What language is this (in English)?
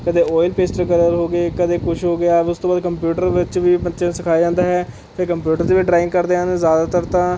Punjabi